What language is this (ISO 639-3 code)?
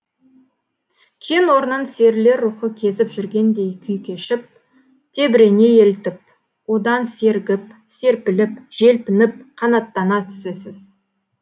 kaz